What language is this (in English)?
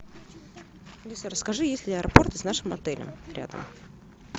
Russian